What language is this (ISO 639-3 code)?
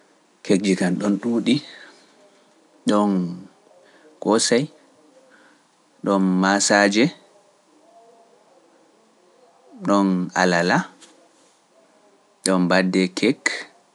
fuf